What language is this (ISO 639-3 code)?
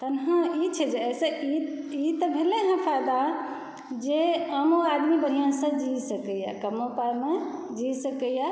mai